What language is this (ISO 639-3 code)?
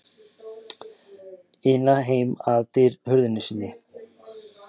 isl